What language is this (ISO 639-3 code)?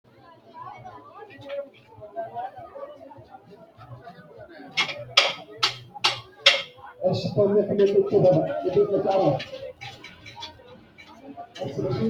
sid